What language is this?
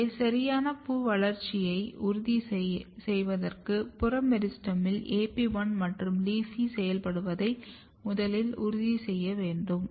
Tamil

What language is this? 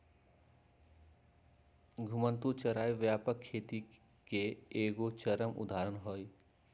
Magahi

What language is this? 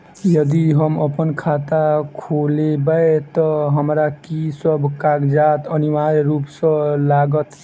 Maithili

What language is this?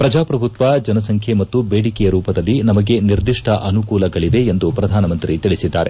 Kannada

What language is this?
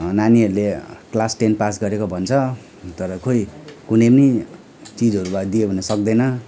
Nepali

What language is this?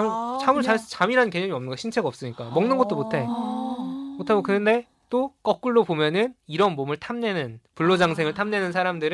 Korean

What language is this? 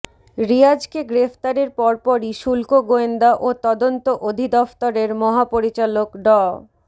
Bangla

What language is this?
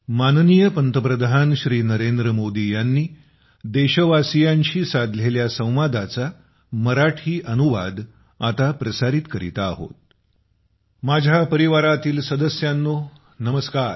Marathi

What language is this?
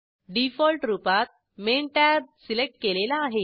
Marathi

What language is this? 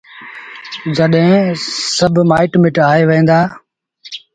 Sindhi Bhil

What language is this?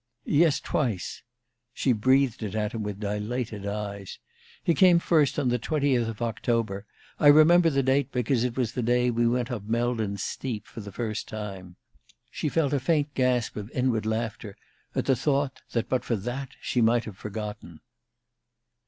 English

